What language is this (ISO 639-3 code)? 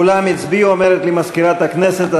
heb